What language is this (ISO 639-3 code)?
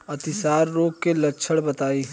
bho